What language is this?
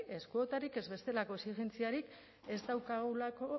Basque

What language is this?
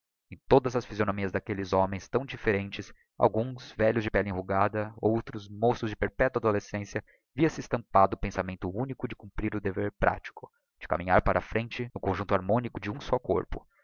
Portuguese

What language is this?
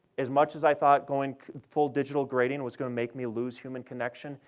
English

